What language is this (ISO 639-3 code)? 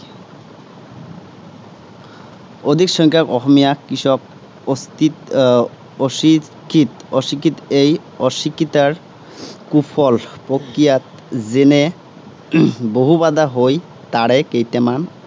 asm